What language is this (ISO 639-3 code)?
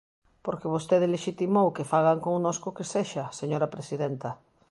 glg